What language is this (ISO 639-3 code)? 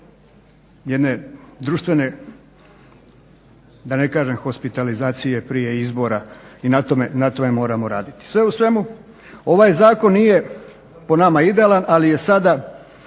hrv